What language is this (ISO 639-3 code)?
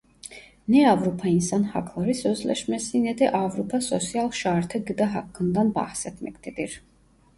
tur